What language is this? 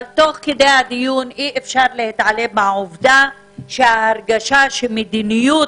Hebrew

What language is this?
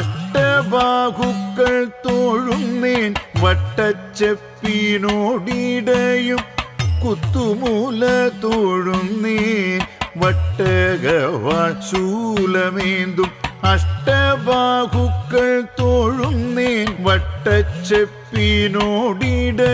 Romanian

